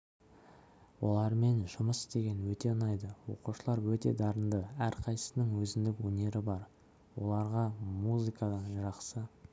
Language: Kazakh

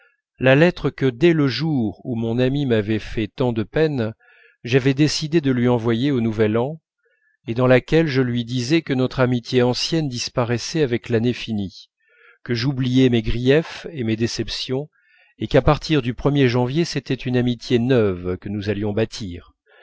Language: French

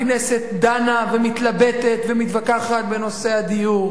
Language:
Hebrew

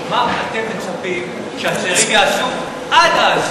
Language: Hebrew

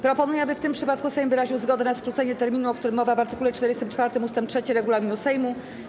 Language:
Polish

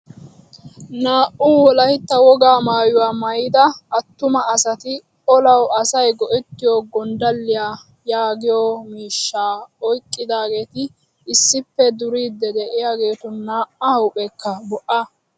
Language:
Wolaytta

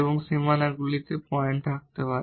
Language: Bangla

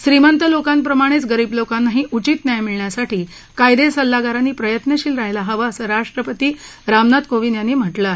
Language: Marathi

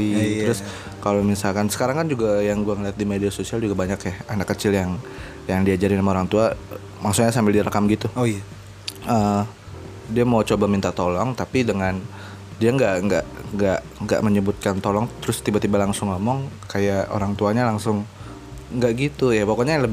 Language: Indonesian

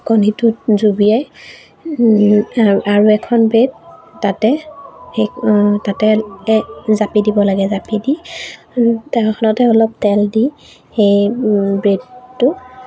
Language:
Assamese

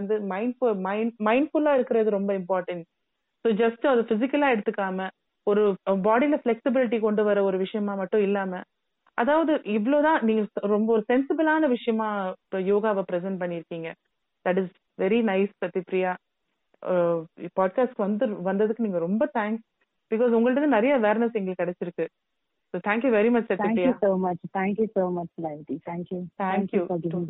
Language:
Tamil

